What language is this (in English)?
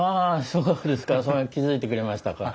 Japanese